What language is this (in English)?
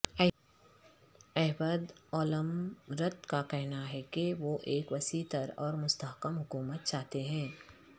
Urdu